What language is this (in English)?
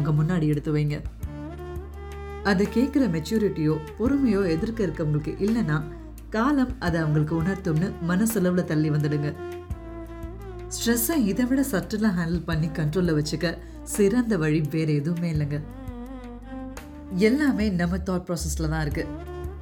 Tamil